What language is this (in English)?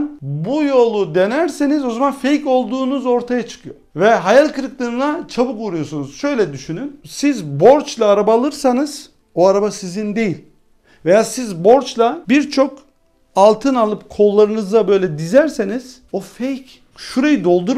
Turkish